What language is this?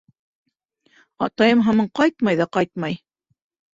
Bashkir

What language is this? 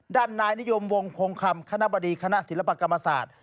Thai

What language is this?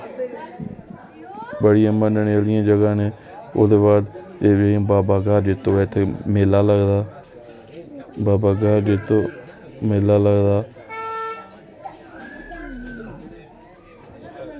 Dogri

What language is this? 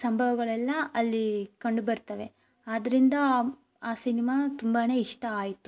Kannada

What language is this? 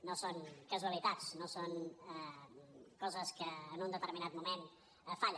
Catalan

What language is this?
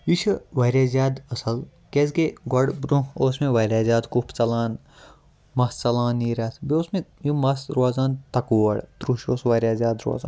Kashmiri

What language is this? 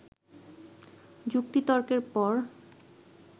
Bangla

